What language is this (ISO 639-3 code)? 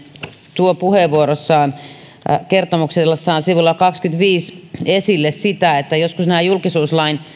fin